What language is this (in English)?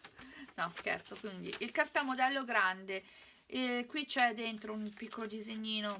Italian